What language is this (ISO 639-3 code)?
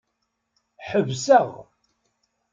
kab